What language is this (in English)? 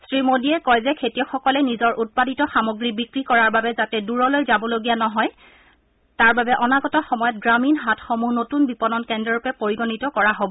Assamese